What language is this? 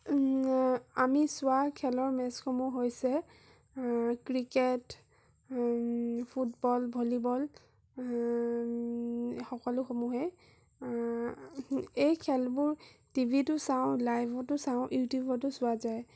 Assamese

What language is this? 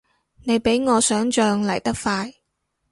Cantonese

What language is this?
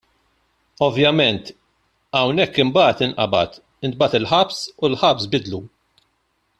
Maltese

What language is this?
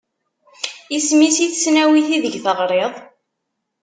Kabyle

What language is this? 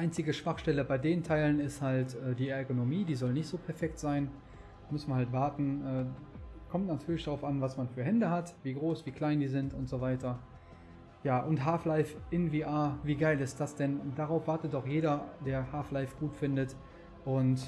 German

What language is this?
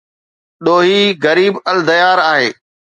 Sindhi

